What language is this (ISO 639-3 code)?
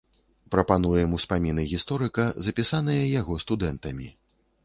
bel